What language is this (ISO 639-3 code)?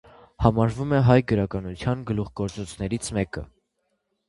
hye